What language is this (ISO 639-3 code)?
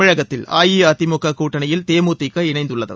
tam